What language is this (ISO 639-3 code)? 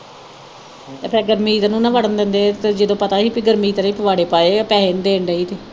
pan